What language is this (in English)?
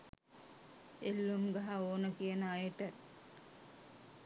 Sinhala